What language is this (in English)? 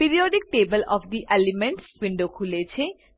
Gujarati